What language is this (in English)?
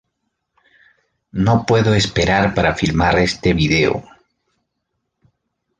Spanish